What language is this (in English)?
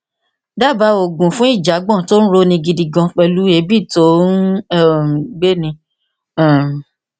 Yoruba